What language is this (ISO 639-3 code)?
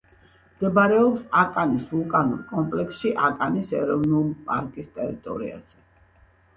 kat